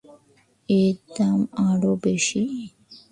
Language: Bangla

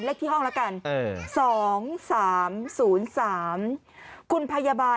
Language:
Thai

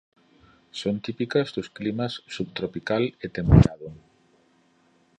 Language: Galician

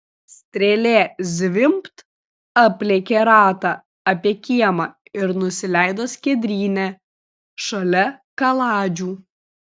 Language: Lithuanian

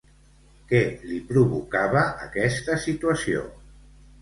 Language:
Catalan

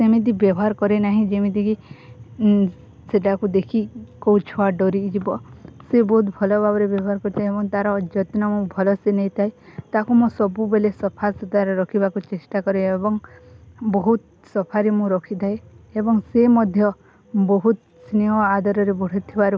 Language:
Odia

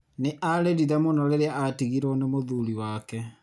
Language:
Kikuyu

